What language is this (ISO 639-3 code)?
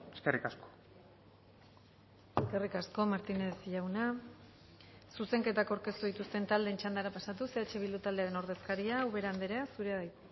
eus